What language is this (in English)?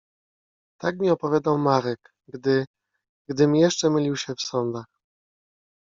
Polish